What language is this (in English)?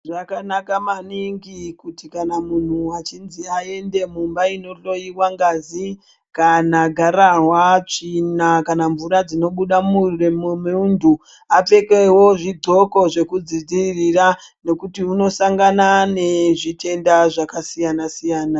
Ndau